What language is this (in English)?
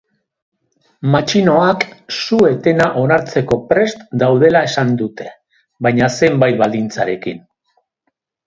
Basque